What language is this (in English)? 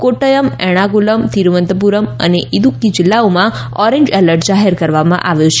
Gujarati